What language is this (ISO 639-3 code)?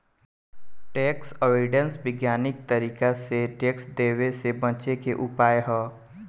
bho